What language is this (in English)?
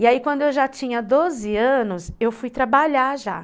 Portuguese